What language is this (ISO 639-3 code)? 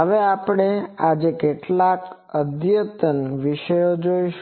guj